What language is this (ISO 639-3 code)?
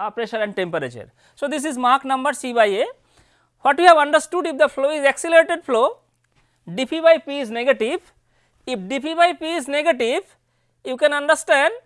eng